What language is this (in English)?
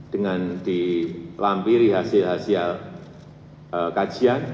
Indonesian